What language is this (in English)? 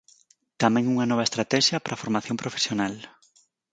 Galician